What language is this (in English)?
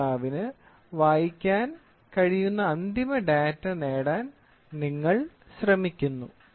Malayalam